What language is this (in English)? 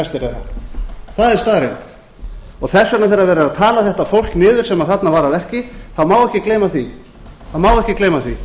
Icelandic